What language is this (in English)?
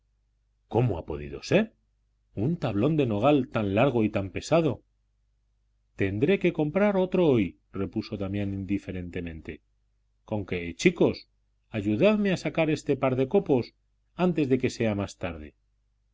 Spanish